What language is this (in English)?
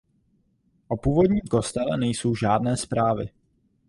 Czech